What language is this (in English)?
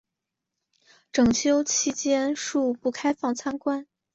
Chinese